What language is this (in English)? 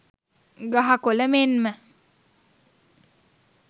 Sinhala